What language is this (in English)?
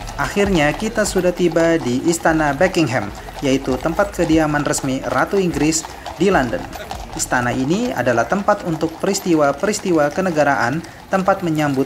Indonesian